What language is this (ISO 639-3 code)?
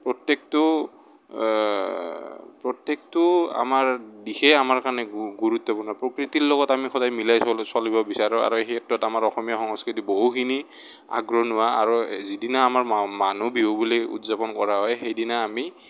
asm